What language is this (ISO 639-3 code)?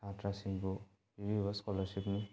mni